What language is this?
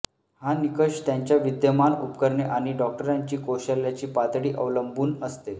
Marathi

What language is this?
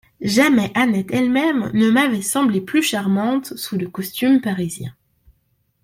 French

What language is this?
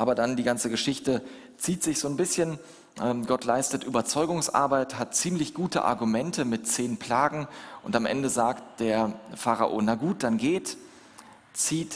German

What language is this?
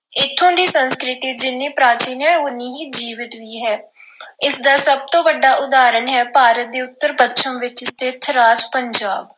Punjabi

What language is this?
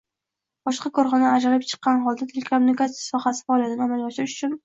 Uzbek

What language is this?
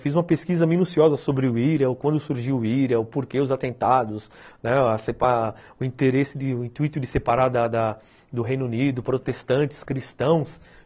Portuguese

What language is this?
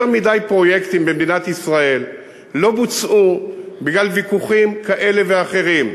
Hebrew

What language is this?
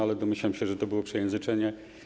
Polish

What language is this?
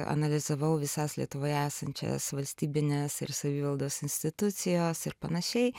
Lithuanian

